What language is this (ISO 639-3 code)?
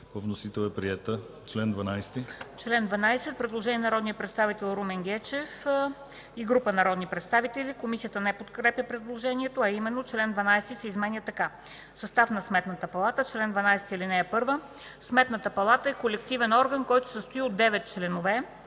bul